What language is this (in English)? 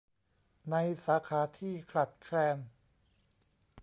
Thai